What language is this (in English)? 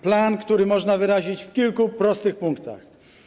Polish